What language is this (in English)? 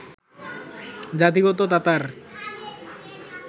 Bangla